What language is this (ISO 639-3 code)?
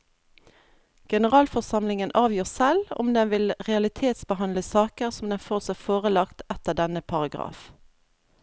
nor